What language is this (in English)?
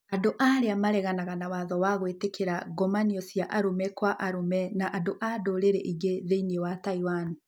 Kikuyu